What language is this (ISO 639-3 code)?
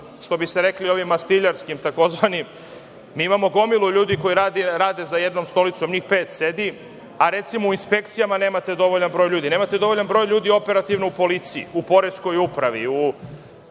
srp